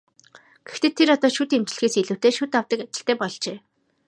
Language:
Mongolian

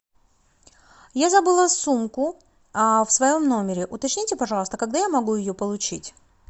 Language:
Russian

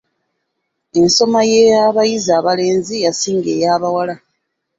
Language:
Ganda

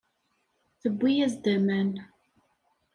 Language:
Kabyle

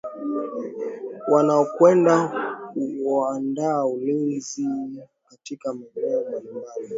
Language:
Swahili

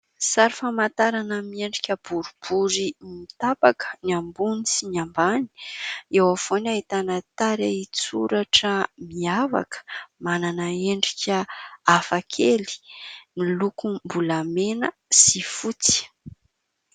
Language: Malagasy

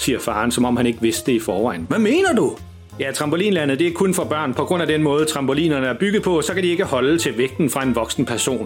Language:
Danish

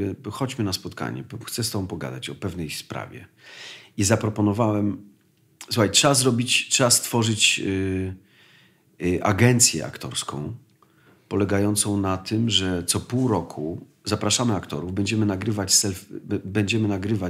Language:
Polish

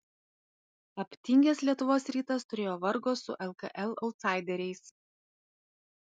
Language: Lithuanian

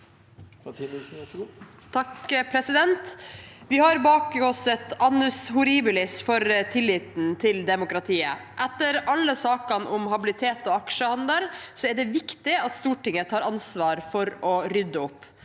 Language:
Norwegian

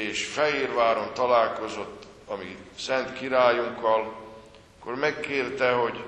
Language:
Hungarian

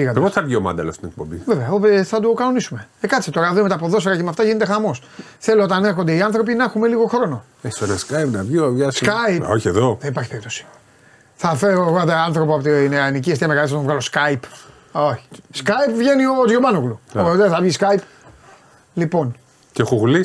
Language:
Greek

